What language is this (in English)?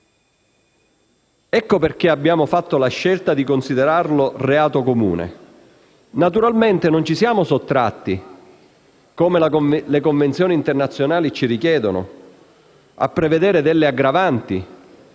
Italian